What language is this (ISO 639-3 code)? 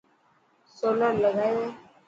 mki